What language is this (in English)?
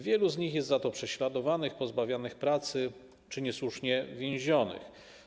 Polish